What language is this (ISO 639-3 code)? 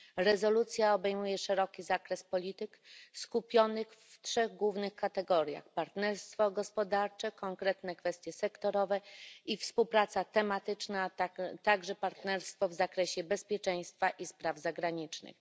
pol